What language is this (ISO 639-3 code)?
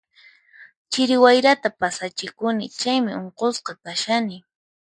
qxp